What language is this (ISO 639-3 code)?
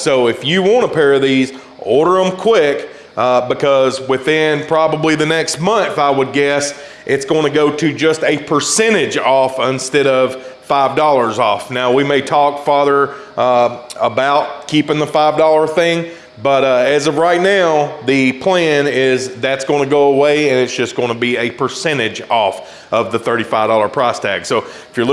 eng